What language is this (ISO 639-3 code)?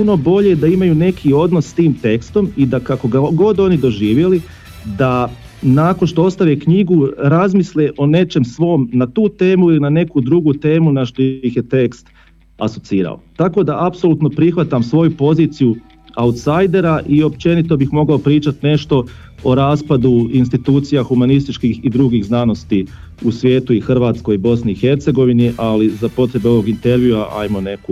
hrv